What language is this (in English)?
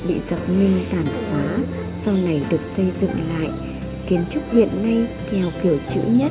Vietnamese